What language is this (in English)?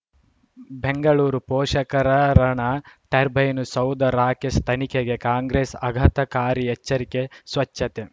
Kannada